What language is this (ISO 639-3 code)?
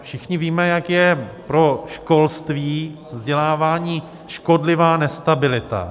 ces